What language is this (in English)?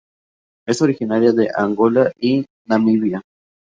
Spanish